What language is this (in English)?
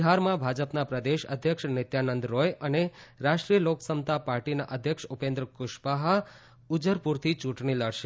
Gujarati